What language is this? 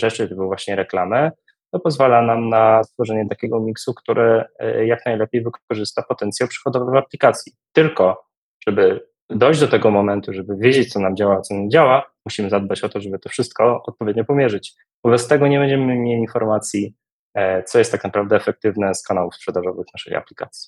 Polish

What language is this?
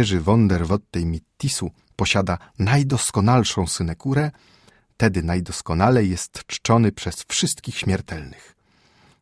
Polish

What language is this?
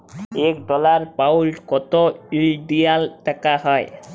Bangla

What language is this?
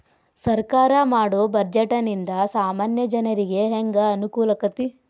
Kannada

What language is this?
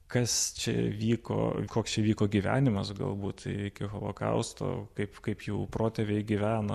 Lithuanian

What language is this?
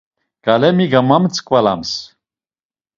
Laz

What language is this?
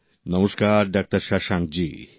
Bangla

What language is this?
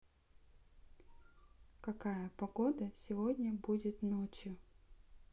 Russian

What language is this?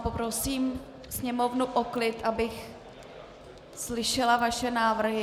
Czech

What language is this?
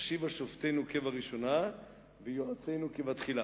Hebrew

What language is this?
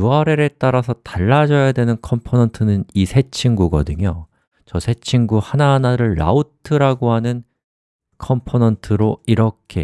Korean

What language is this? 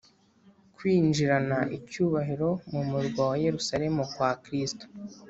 Kinyarwanda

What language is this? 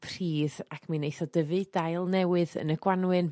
Welsh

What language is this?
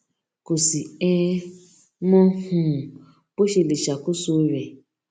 Yoruba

